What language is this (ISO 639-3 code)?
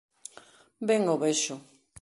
glg